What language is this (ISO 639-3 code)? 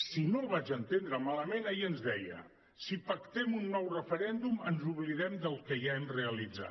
cat